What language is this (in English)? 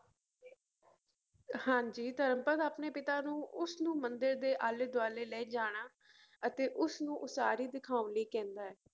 Punjabi